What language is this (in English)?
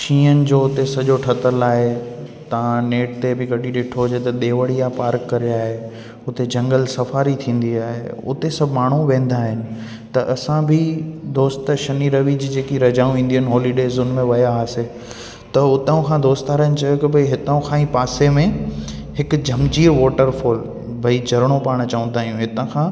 Sindhi